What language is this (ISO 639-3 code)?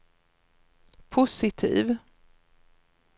swe